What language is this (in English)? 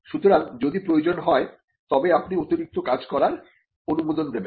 Bangla